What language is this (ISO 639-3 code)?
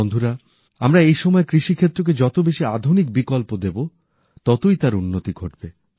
ben